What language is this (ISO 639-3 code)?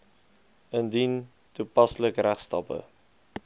afr